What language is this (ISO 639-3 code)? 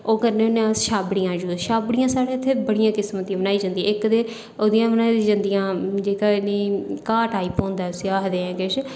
doi